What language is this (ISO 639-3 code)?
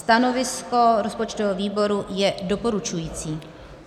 ces